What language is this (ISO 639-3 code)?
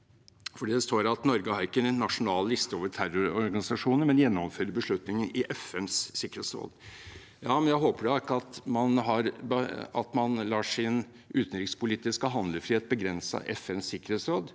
nor